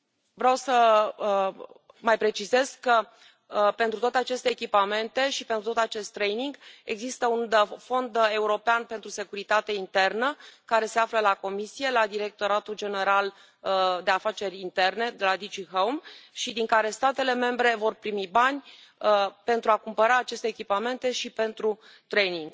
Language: Romanian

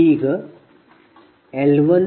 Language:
Kannada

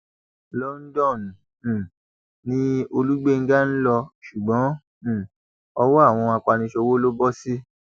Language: Yoruba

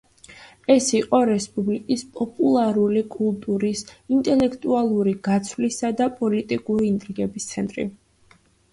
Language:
Georgian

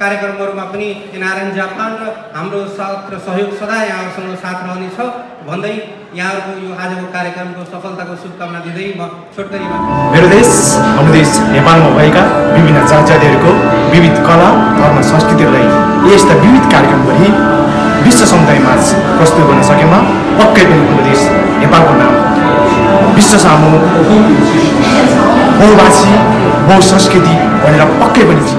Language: Indonesian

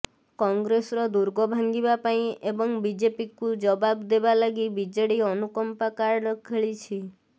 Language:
Odia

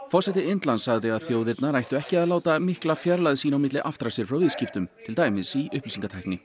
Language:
Icelandic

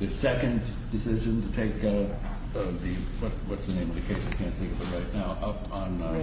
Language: English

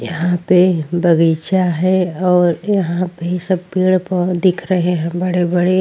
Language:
Hindi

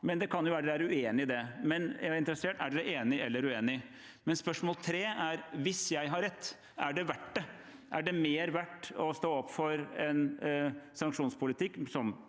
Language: Norwegian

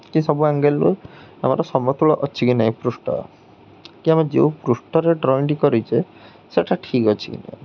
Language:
Odia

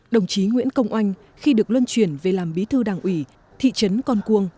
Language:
Vietnamese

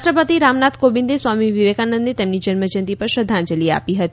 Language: Gujarati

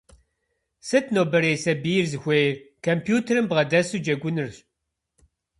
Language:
Kabardian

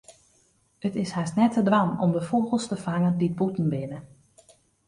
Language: Western Frisian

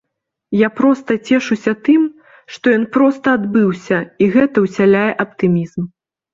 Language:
Belarusian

